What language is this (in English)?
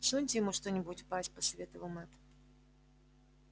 Russian